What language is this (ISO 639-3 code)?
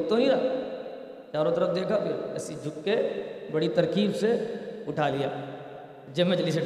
urd